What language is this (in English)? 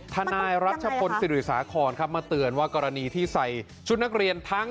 Thai